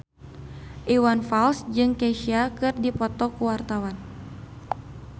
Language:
Sundanese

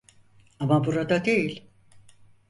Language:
Turkish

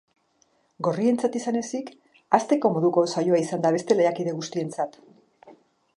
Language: Basque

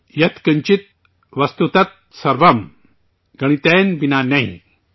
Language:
Urdu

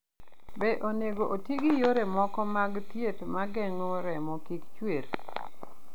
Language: Luo (Kenya and Tanzania)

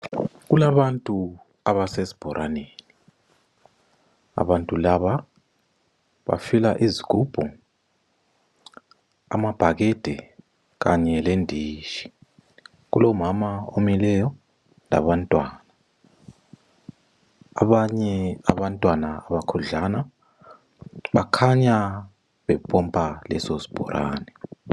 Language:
North Ndebele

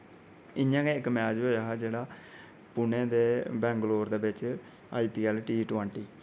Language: Dogri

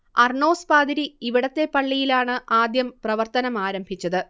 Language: Malayalam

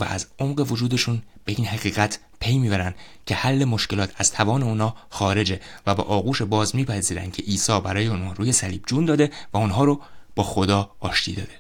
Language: Persian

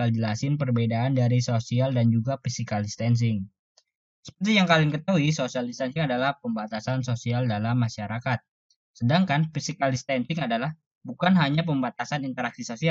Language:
Indonesian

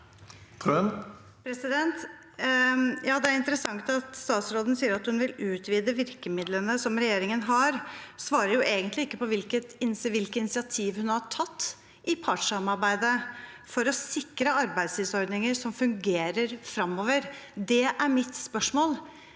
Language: Norwegian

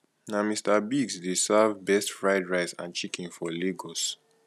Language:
Nigerian Pidgin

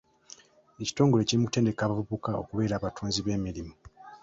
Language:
Ganda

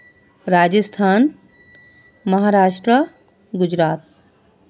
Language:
Urdu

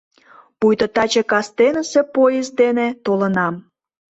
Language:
Mari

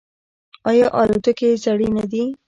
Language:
Pashto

